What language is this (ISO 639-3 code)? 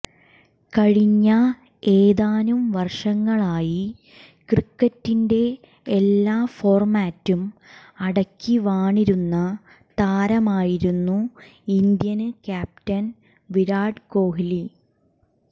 mal